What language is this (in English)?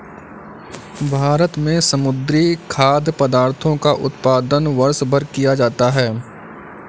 Hindi